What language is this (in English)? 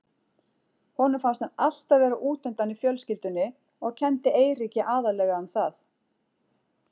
Icelandic